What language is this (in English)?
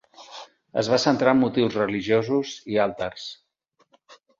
Catalan